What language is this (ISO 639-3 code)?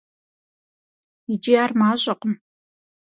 kbd